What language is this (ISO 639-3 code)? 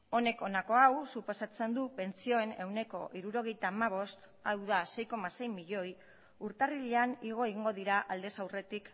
eus